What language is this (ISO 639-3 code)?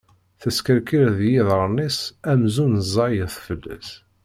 kab